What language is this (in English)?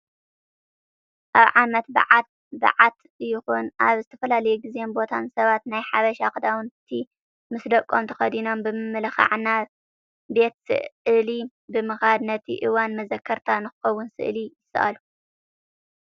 Tigrinya